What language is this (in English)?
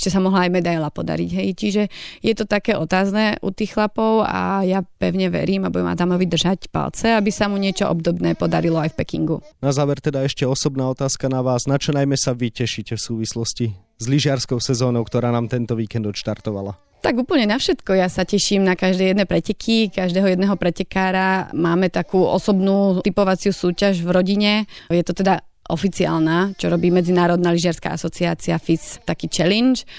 Slovak